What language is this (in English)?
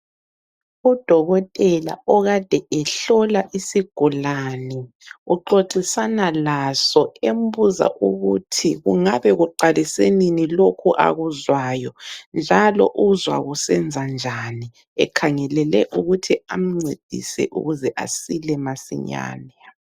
North Ndebele